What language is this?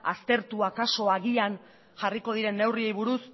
Basque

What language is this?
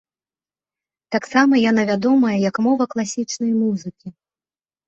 Belarusian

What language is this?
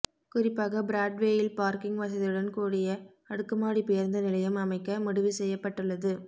Tamil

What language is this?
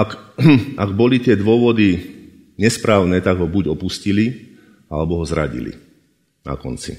Slovak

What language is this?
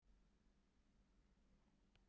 Icelandic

